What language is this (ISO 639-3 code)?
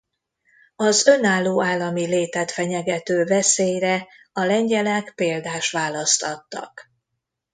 hun